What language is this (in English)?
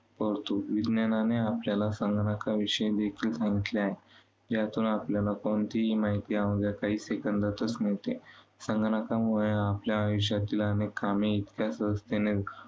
Marathi